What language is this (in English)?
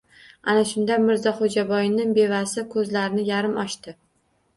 Uzbek